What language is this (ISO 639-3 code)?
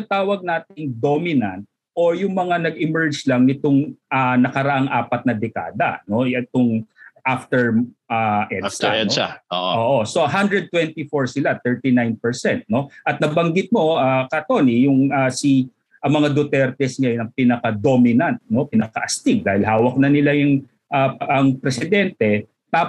fil